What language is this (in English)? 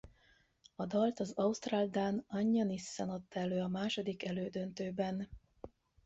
Hungarian